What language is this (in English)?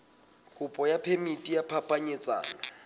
Southern Sotho